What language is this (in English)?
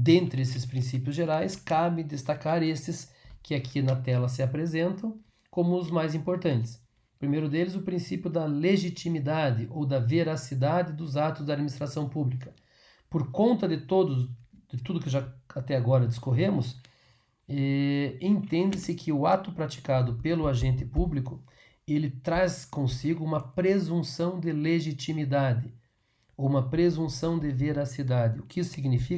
Portuguese